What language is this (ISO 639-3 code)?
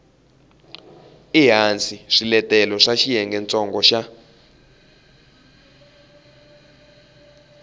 tso